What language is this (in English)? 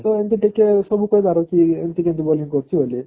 Odia